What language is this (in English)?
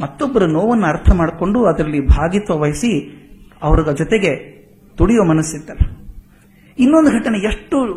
Kannada